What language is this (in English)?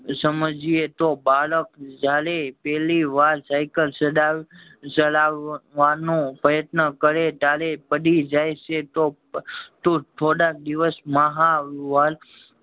Gujarati